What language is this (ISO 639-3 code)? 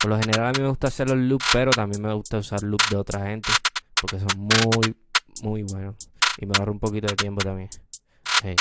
spa